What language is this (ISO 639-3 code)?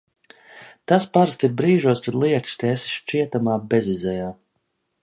lav